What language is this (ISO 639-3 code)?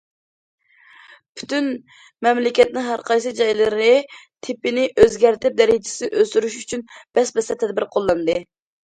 uig